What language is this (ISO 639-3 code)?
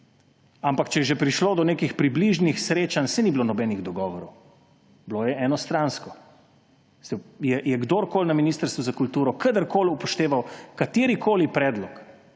slv